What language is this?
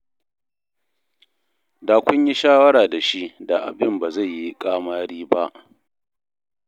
Hausa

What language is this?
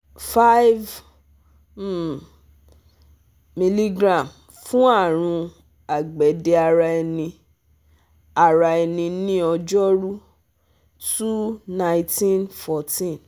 Yoruba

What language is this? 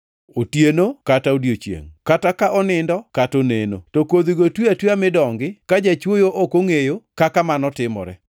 Luo (Kenya and Tanzania)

